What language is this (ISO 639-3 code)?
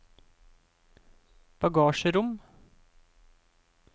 nor